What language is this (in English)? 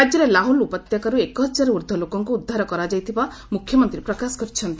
Odia